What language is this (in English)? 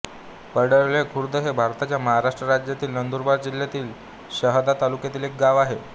Marathi